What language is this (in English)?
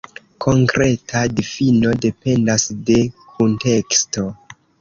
Esperanto